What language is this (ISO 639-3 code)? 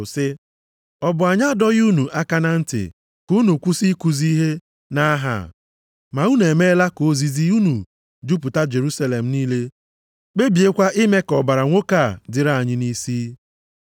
ibo